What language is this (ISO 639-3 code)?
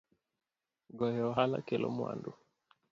luo